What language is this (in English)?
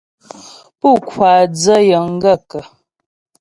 Ghomala